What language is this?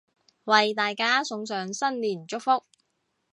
Cantonese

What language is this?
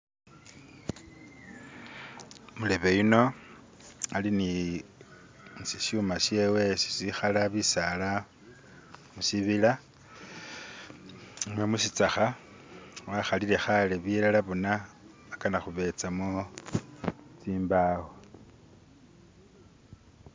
Masaaba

